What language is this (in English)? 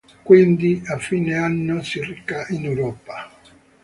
Italian